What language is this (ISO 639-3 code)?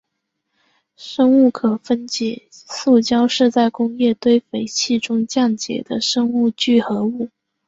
zho